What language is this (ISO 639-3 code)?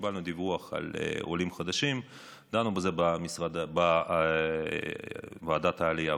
heb